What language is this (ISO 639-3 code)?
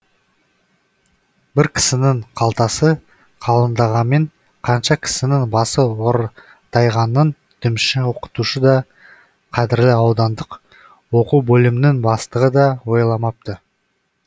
kaz